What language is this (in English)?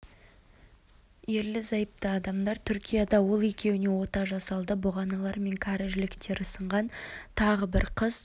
Kazakh